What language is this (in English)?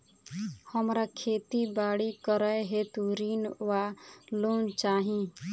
Maithili